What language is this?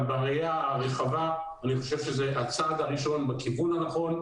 Hebrew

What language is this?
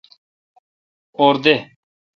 Kalkoti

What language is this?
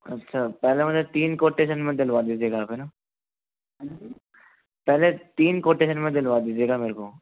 Hindi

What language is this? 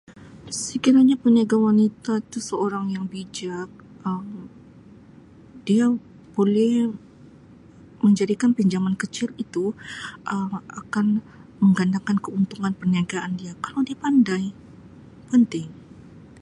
Sabah Malay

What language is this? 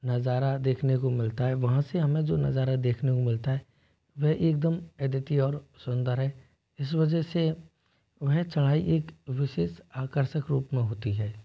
Hindi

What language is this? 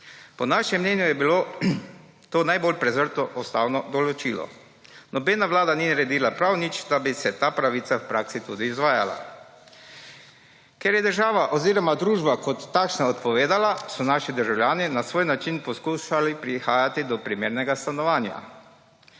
Slovenian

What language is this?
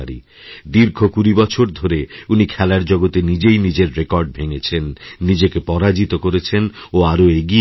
Bangla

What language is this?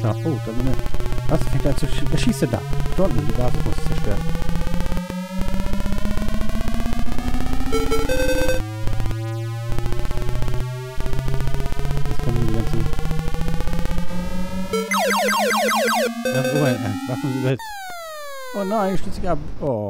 German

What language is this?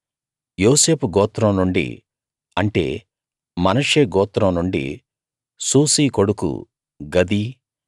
Telugu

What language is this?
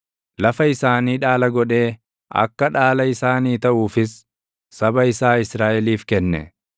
Oromo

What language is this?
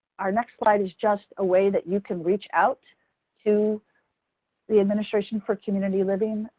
English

